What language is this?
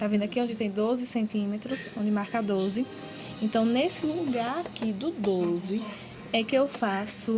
Portuguese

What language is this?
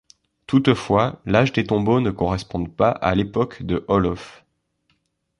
French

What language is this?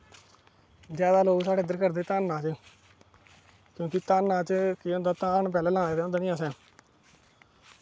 Dogri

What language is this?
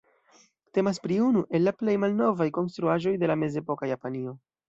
Esperanto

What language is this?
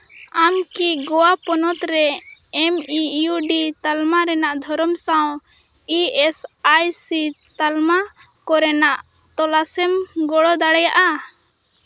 Santali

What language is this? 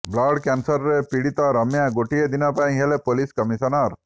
Odia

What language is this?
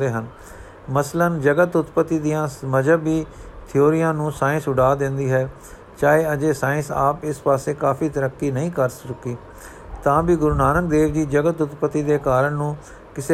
Punjabi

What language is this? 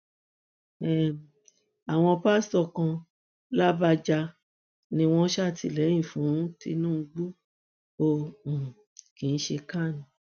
Yoruba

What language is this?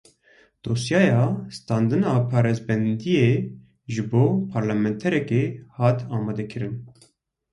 Kurdish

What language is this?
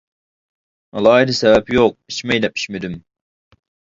Uyghur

